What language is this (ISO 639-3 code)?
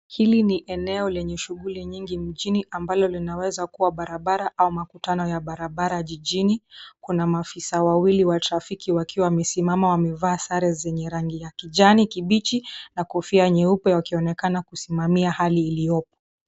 swa